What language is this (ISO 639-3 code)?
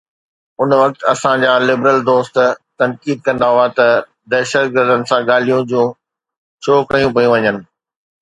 snd